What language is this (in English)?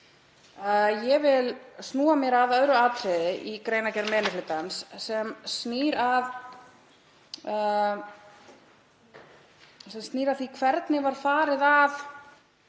Icelandic